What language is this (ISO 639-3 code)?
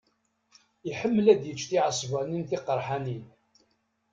kab